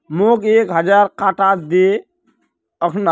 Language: Magahi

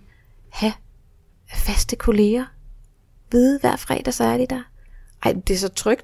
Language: Danish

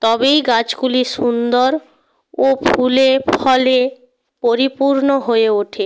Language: Bangla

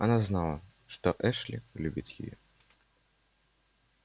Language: Russian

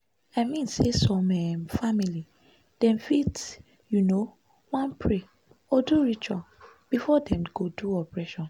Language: Nigerian Pidgin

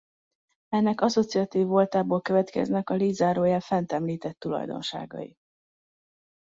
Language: Hungarian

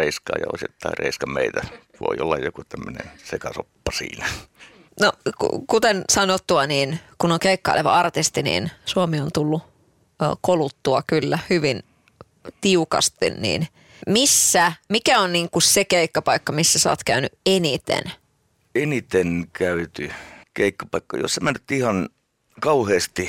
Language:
Finnish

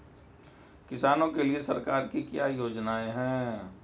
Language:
Hindi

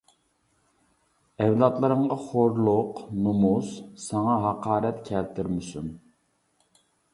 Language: Uyghur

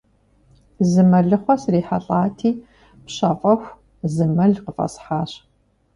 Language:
Kabardian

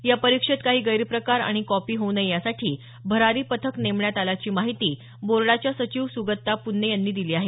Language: Marathi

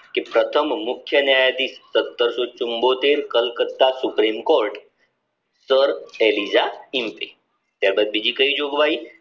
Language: Gujarati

